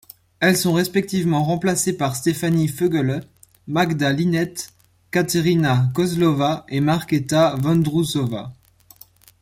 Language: French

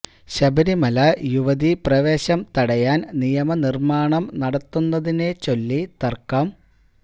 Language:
Malayalam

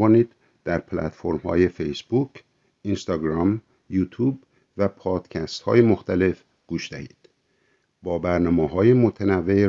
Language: Persian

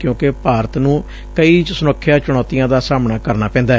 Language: Punjabi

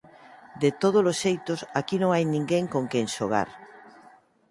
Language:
Galician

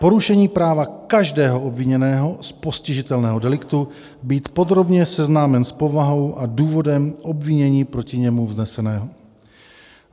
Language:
Czech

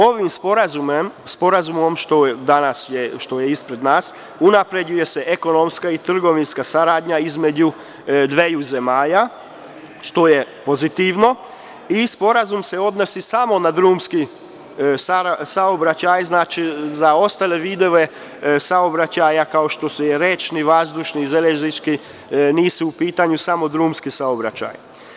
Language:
Serbian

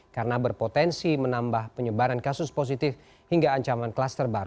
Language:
Indonesian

